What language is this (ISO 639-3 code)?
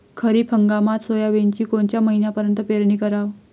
mar